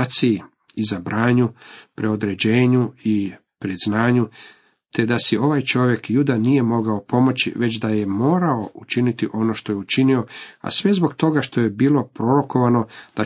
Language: Croatian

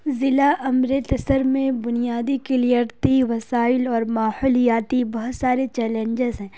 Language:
Urdu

